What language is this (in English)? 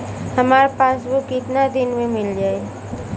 Bhojpuri